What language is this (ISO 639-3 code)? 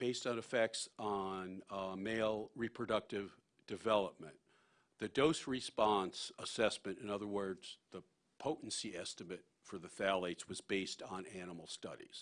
eng